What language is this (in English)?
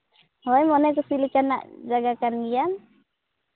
Santali